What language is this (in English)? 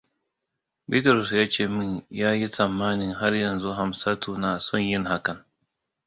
Hausa